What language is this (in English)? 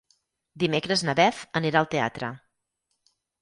Catalan